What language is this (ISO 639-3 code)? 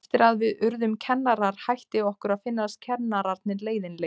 isl